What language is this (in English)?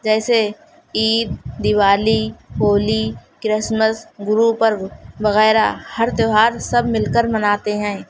Urdu